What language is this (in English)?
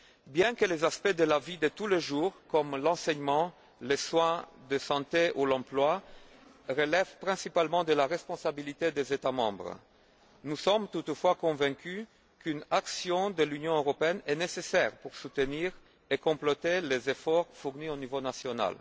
French